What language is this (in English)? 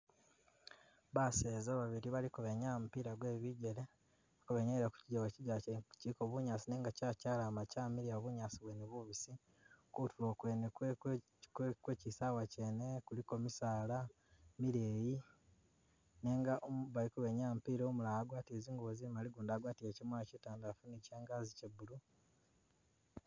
Masaaba